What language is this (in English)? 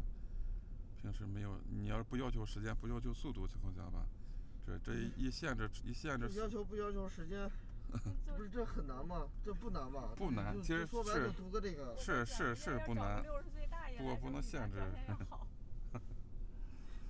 Chinese